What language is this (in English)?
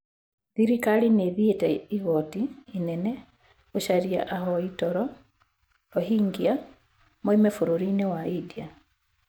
Kikuyu